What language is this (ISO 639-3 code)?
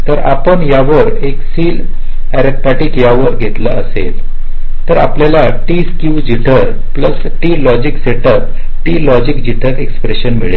mar